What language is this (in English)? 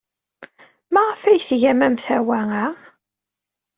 Kabyle